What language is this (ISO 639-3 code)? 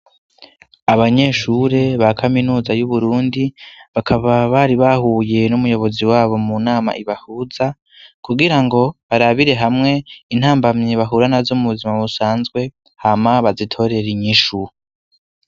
run